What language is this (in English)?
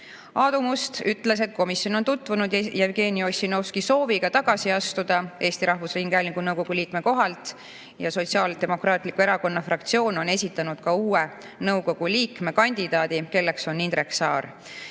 Estonian